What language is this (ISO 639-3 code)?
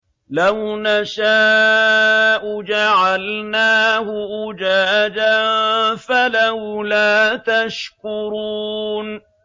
ara